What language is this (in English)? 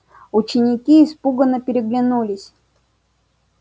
Russian